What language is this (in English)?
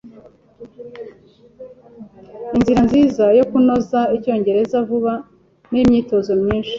Kinyarwanda